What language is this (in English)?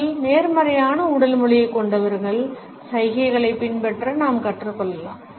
Tamil